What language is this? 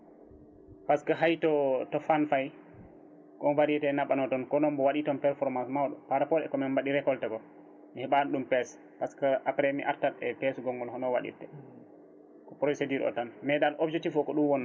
Fula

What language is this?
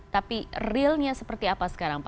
Indonesian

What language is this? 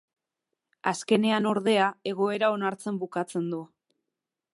Basque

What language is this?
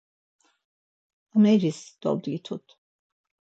Laz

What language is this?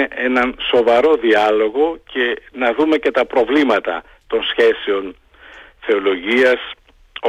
Greek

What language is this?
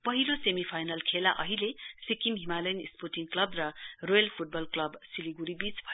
Nepali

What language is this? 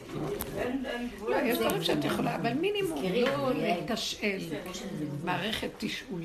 Hebrew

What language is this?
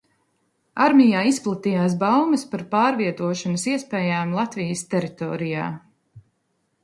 Latvian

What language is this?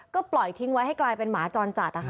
Thai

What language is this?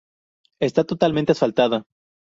Spanish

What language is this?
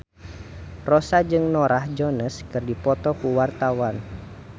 Sundanese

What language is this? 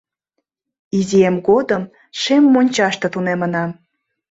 Mari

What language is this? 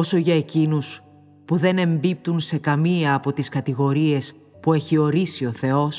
Greek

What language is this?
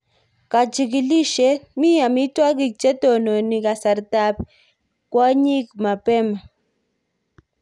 Kalenjin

